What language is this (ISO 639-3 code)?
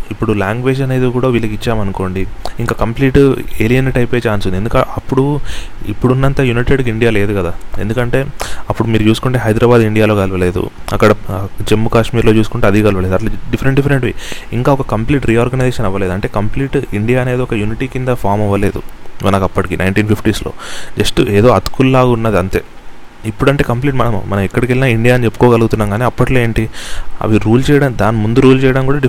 tel